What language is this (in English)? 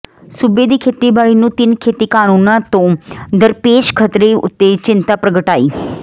Punjabi